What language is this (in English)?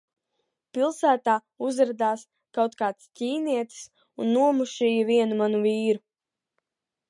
Latvian